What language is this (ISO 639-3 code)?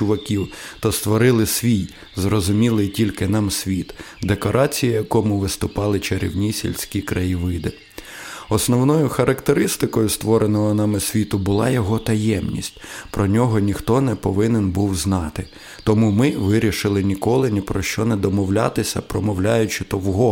ukr